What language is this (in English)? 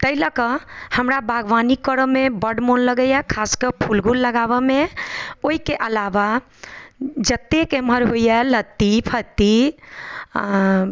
Maithili